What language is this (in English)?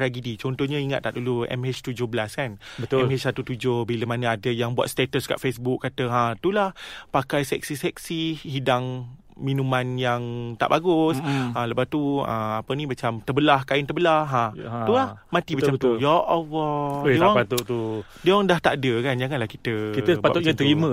Malay